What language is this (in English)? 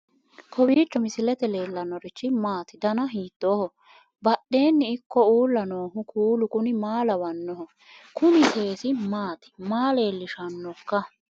Sidamo